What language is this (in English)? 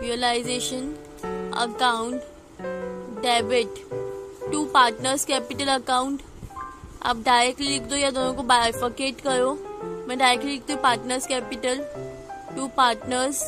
Hindi